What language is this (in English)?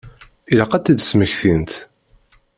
Kabyle